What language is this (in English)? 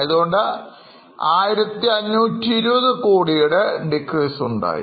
Malayalam